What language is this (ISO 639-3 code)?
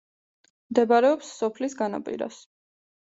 kat